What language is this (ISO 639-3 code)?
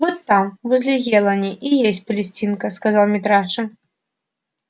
rus